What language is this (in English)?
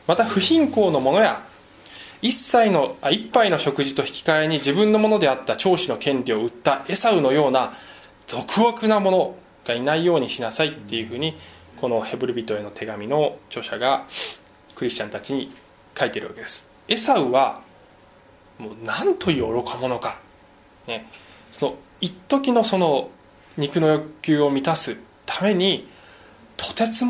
Japanese